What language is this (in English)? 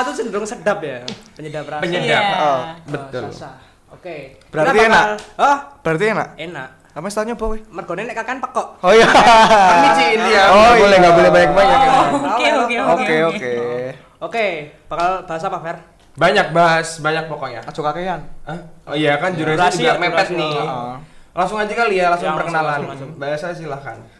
Indonesian